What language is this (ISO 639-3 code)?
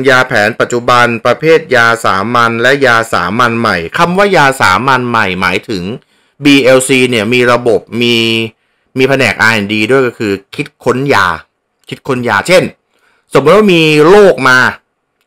tha